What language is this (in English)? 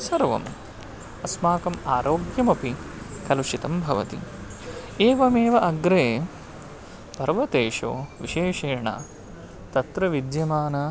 Sanskrit